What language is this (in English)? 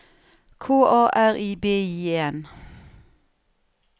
Norwegian